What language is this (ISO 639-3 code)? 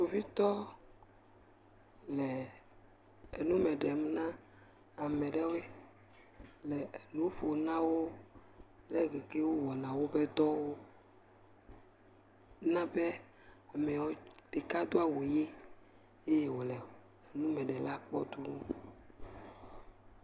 ewe